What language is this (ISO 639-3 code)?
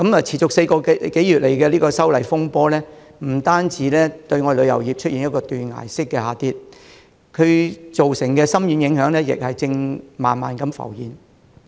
yue